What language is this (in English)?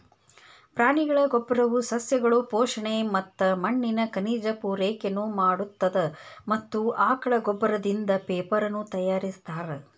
Kannada